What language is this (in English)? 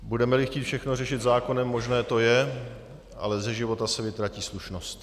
Czech